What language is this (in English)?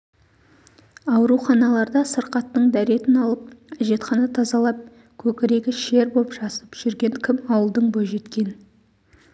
Kazakh